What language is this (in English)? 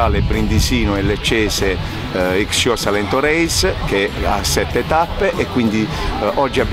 Italian